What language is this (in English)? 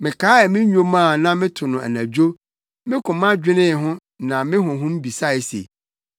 Akan